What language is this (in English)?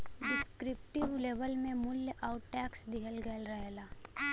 Bhojpuri